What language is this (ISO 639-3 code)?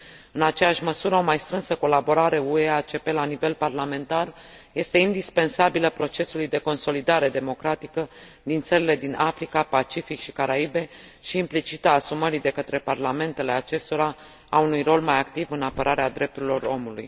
ron